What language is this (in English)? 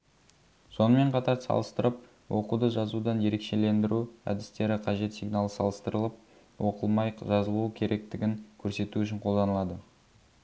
Kazakh